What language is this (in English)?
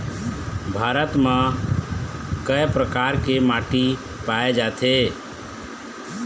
Chhattisgarhi